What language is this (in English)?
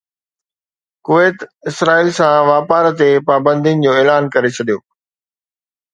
Sindhi